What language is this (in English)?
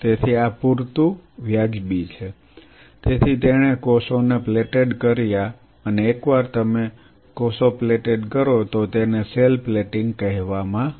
Gujarati